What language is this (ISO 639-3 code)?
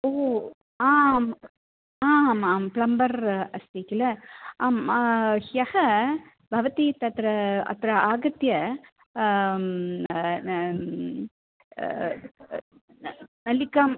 san